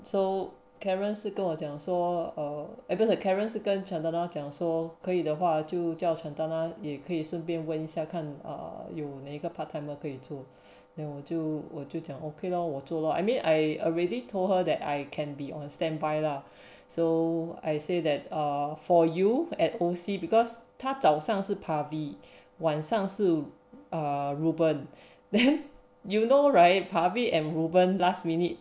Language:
English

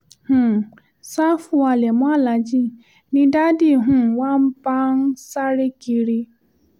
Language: Yoruba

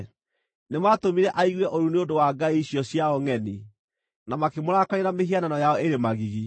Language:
Kikuyu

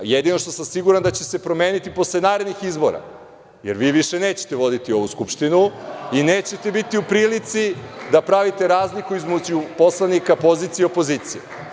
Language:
Serbian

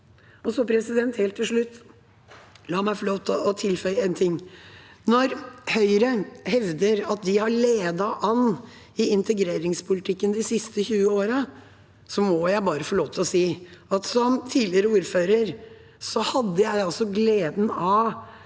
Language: Norwegian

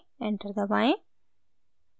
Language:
Hindi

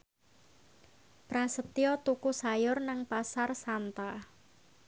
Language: Javanese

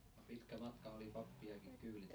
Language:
Finnish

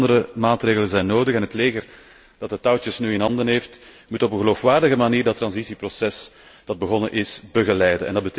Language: Dutch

